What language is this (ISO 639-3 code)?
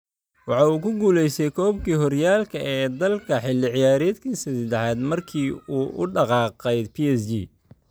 som